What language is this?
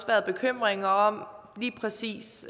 Danish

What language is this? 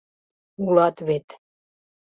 Mari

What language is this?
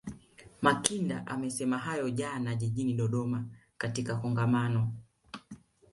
Swahili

